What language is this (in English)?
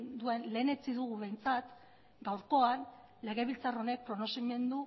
Basque